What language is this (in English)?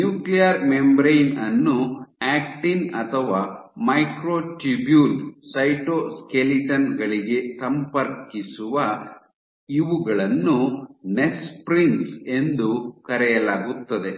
Kannada